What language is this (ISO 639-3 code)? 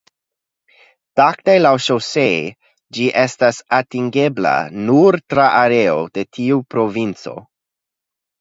epo